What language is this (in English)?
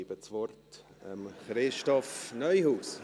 Swiss German